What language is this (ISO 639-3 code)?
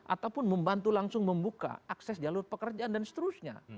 ind